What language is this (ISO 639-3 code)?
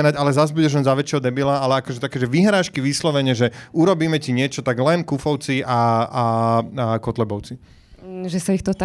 slk